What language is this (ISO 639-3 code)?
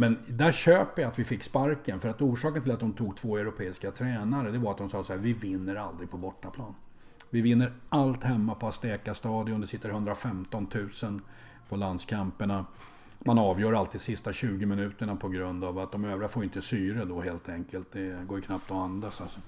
swe